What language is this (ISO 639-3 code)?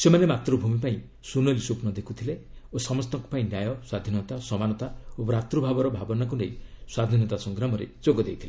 ori